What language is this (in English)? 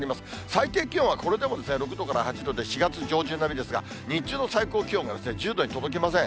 Japanese